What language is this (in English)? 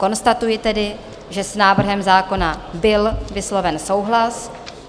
Czech